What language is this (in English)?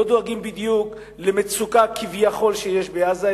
Hebrew